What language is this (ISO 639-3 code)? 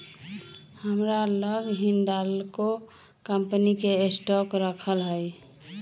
mag